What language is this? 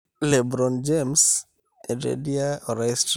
Masai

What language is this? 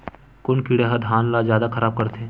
Chhattisgarhi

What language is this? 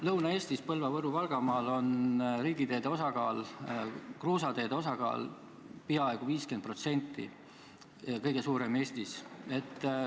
Estonian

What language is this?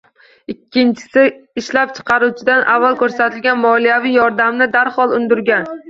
Uzbek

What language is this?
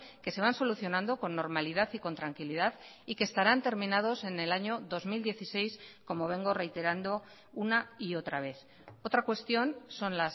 Spanish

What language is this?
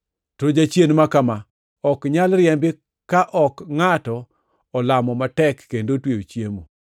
Luo (Kenya and Tanzania)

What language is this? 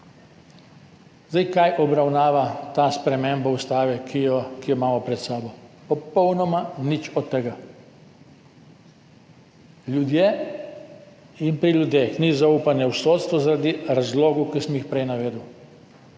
Slovenian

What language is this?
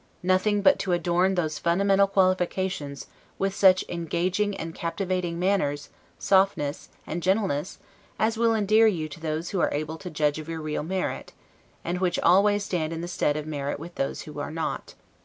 English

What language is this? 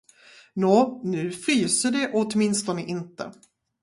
Swedish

